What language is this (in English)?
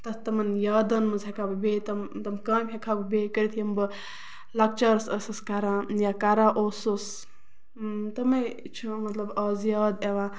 Kashmiri